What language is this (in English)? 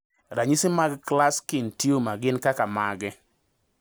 Luo (Kenya and Tanzania)